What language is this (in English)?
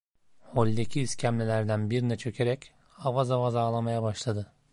Turkish